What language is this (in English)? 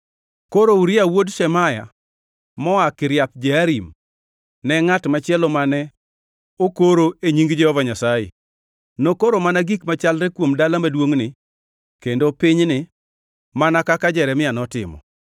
Luo (Kenya and Tanzania)